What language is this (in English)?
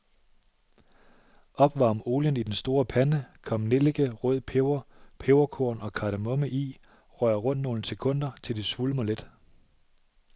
Danish